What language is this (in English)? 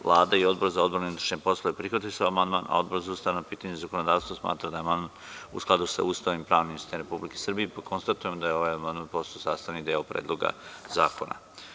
Serbian